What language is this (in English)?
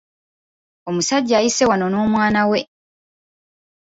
Ganda